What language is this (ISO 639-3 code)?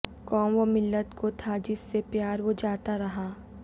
urd